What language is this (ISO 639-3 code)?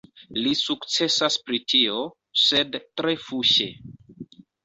epo